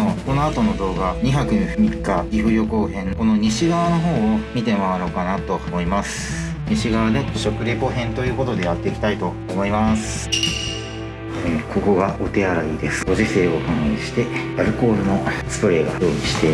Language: Japanese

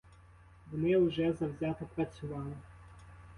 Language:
Ukrainian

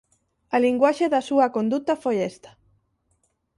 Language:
Galician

